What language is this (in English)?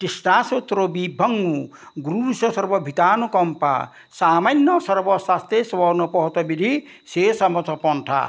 Assamese